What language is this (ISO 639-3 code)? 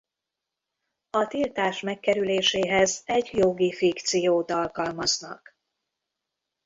hun